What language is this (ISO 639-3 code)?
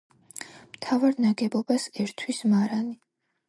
kat